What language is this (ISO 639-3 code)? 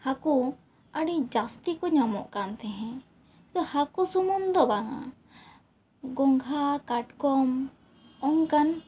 sat